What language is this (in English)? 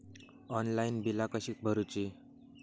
Marathi